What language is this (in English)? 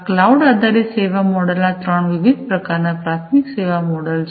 Gujarati